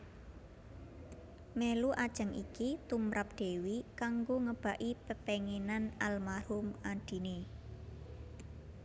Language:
Javanese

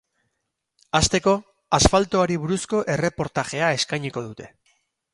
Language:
Basque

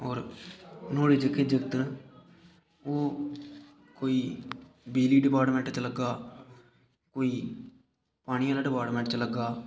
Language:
Dogri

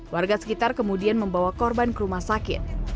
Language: Indonesian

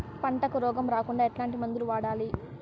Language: Telugu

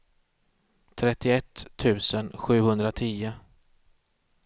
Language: Swedish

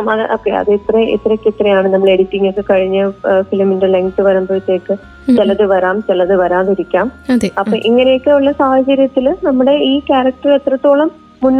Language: Malayalam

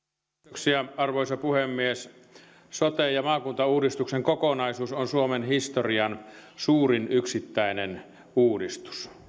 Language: Finnish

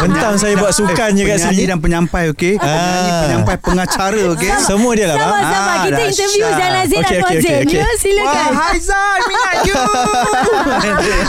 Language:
Malay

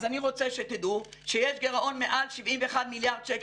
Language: Hebrew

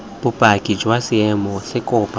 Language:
Tswana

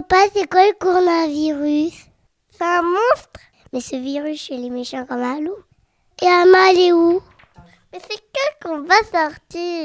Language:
French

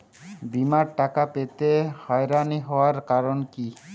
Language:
Bangla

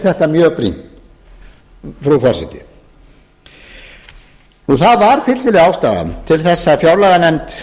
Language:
Icelandic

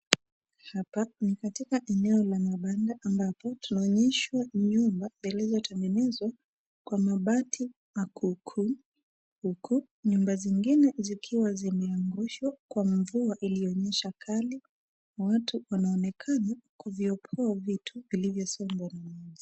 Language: Swahili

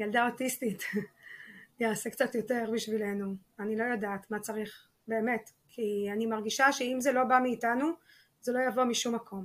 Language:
Hebrew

